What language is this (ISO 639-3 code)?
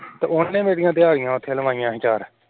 pan